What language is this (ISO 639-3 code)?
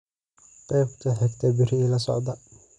som